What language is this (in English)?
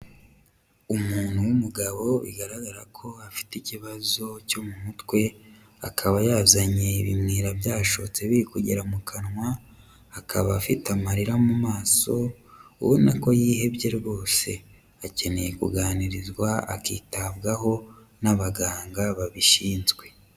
Kinyarwanda